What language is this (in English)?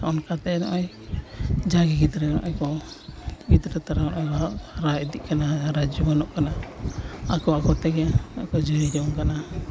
Santali